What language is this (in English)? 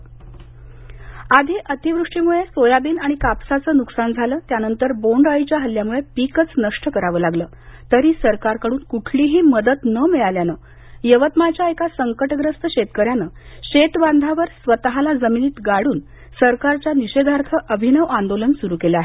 Marathi